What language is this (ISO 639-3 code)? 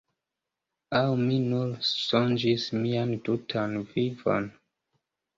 epo